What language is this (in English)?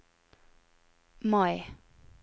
Norwegian